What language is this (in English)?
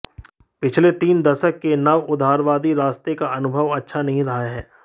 Hindi